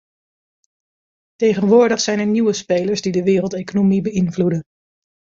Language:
Dutch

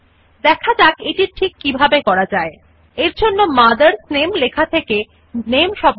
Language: Bangla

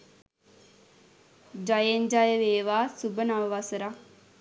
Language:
Sinhala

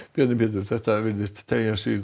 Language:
Icelandic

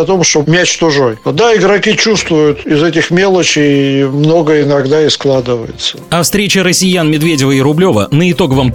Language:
Russian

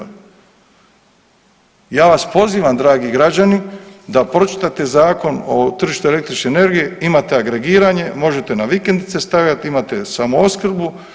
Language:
Croatian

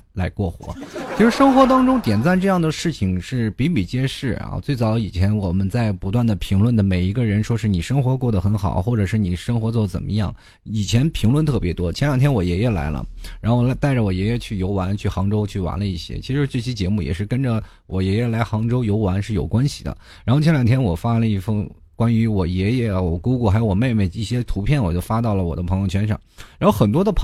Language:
Chinese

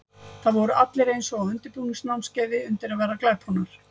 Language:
Icelandic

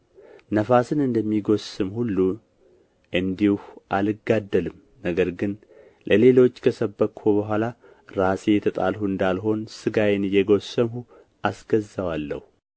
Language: Amharic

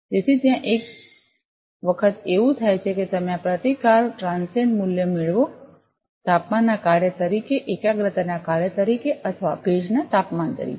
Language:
Gujarati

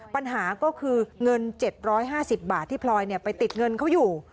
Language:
Thai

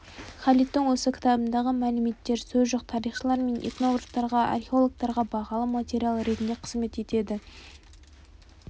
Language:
Kazakh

